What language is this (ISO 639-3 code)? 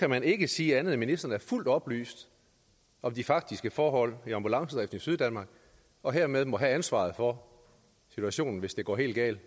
dan